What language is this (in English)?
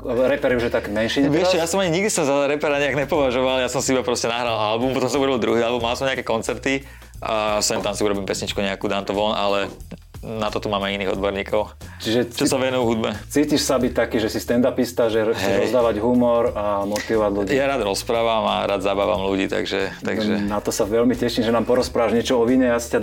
Slovak